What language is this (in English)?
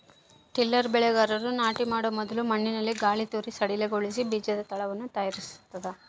Kannada